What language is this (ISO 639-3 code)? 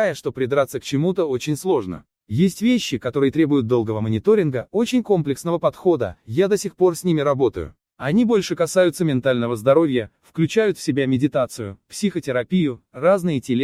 rus